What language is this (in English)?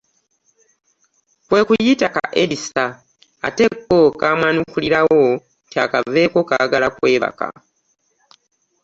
Ganda